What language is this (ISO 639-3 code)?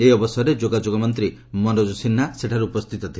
ori